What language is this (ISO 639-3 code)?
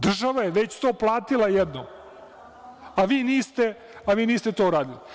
srp